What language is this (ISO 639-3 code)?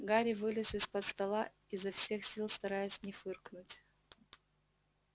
rus